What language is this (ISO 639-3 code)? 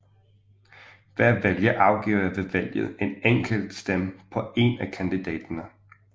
dan